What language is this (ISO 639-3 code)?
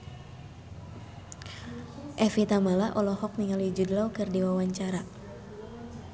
sun